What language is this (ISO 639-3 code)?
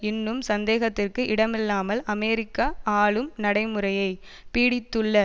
tam